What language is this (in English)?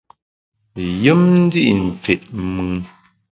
Bamun